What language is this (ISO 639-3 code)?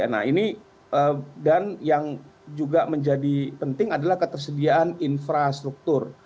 ind